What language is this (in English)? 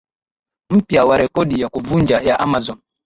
Swahili